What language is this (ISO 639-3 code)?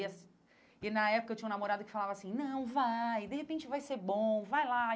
por